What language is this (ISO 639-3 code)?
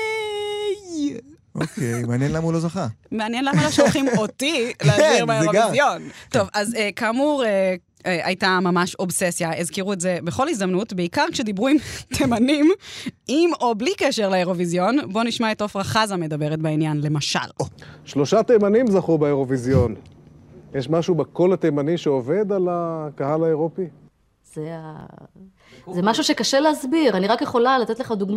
heb